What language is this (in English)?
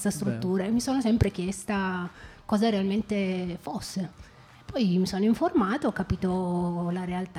Italian